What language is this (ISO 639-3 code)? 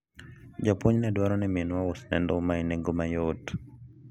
luo